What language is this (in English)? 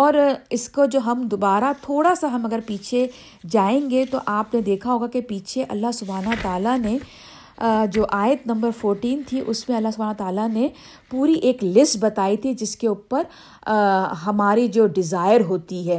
Urdu